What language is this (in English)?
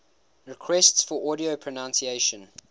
English